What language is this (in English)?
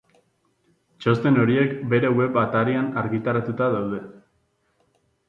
Basque